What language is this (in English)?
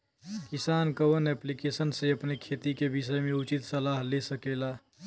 Bhojpuri